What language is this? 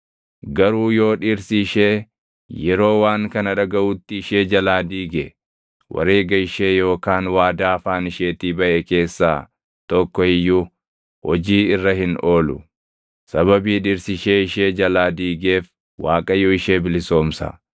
Oromo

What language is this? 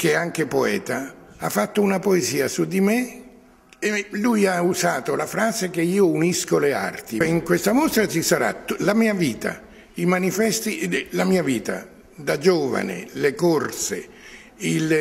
Italian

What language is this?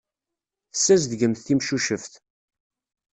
Kabyle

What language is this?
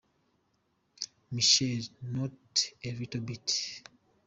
Kinyarwanda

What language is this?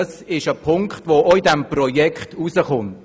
Swiss German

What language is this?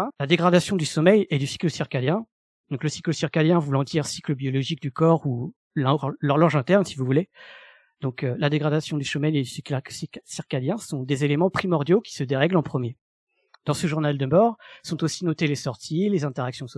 French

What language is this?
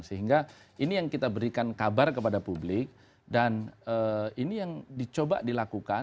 Indonesian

